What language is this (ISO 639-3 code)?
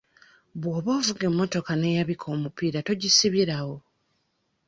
lug